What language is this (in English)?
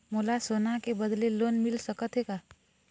Chhattisgarhi